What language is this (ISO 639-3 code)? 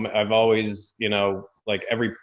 eng